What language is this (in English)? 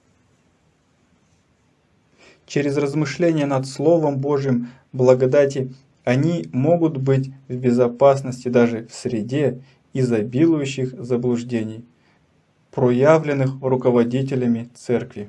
Russian